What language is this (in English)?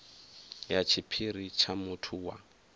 Venda